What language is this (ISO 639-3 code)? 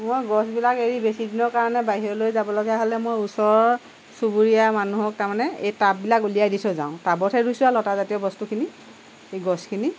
asm